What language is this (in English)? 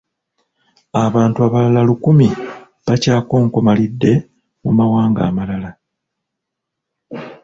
Ganda